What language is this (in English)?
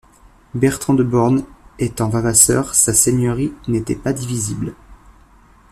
French